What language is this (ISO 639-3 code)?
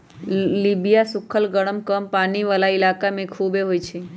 mag